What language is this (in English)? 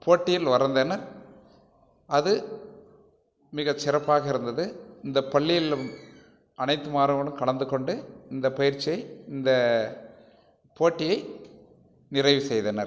Tamil